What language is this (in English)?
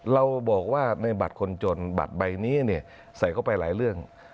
Thai